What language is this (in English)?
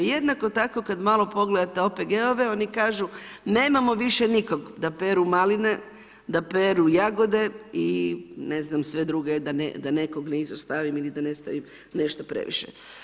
Croatian